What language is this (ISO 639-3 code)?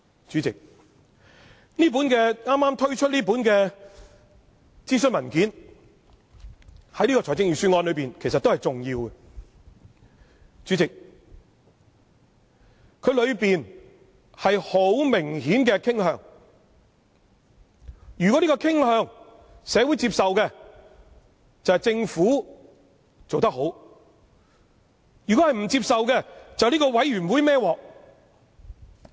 yue